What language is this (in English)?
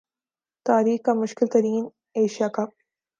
Urdu